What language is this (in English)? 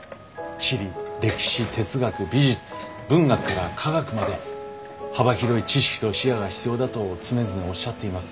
Japanese